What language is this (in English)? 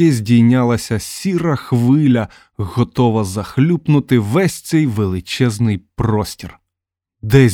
Ukrainian